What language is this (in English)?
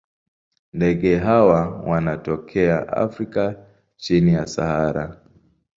Swahili